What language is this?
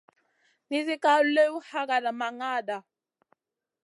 Masana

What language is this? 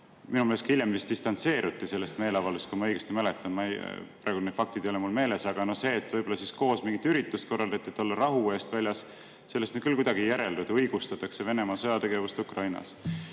Estonian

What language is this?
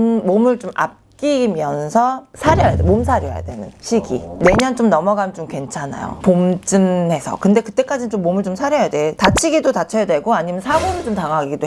Korean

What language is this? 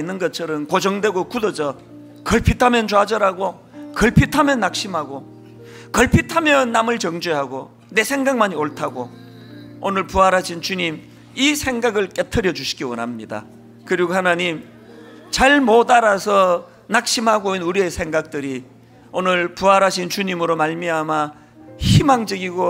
Korean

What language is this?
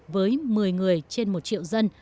Vietnamese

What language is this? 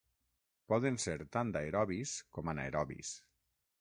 Catalan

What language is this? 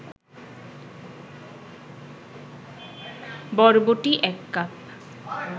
Bangla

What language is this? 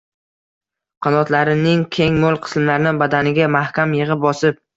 Uzbek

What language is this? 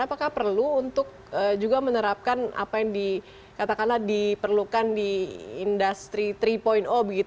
Indonesian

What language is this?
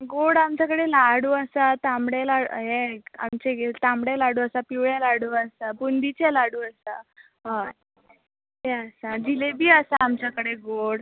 Konkani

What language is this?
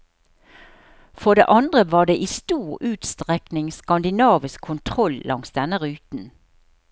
Norwegian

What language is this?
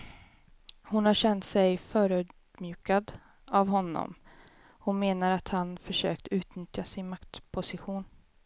Swedish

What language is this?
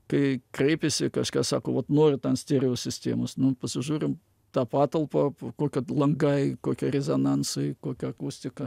Lithuanian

